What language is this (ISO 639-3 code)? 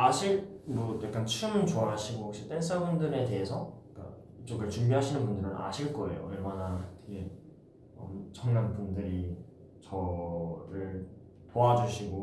kor